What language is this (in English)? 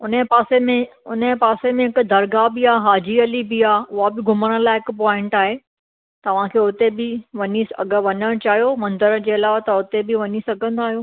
Sindhi